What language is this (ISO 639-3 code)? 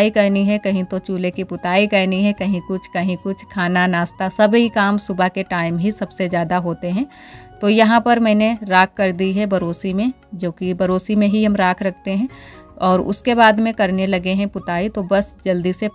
hin